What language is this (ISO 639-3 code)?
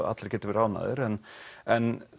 isl